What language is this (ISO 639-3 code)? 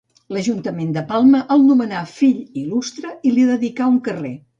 cat